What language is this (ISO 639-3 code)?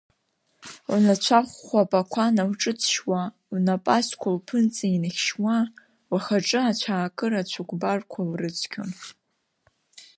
abk